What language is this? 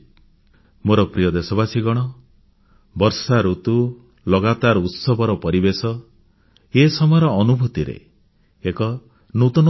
Odia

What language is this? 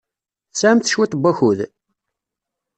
Kabyle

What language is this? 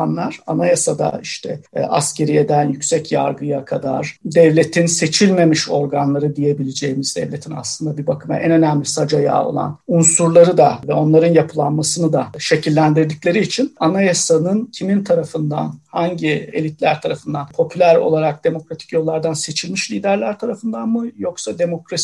Turkish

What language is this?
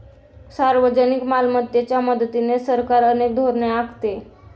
Marathi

